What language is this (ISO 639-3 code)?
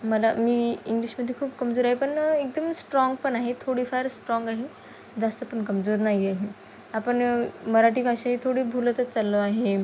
mar